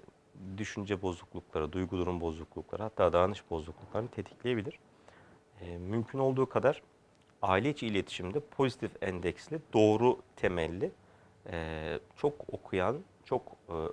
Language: Turkish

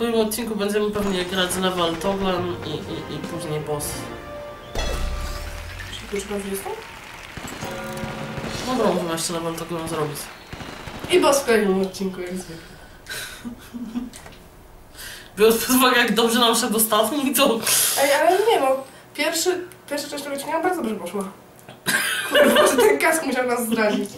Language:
Polish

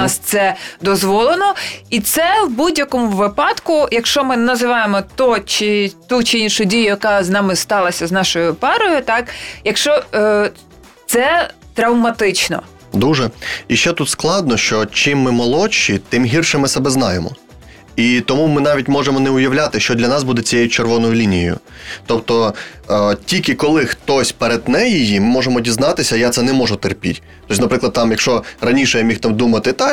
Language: Ukrainian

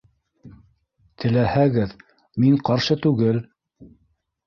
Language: Bashkir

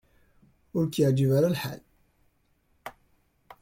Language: Kabyle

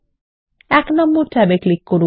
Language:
Bangla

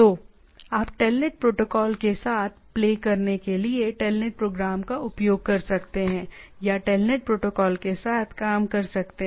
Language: Hindi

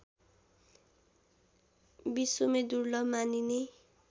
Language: Nepali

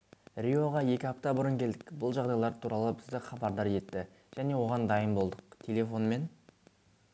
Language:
Kazakh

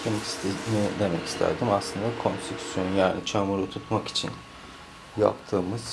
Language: Turkish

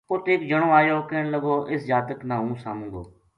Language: Gujari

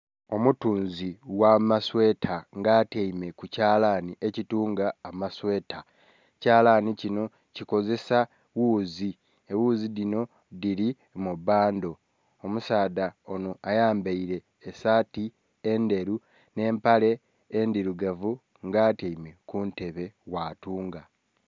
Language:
Soga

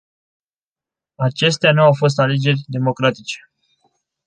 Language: Romanian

